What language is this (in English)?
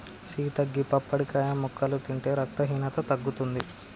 Telugu